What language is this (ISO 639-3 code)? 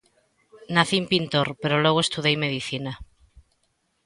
glg